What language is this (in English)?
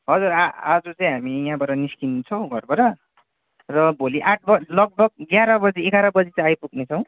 Nepali